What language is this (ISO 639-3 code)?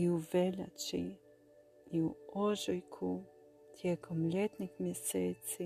hrv